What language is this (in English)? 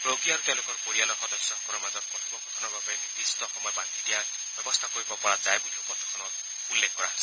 Assamese